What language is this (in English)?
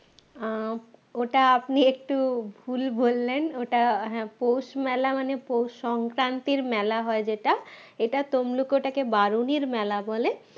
Bangla